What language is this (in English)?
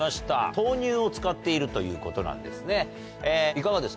Japanese